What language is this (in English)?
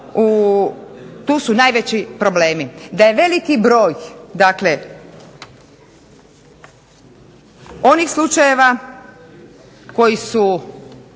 Croatian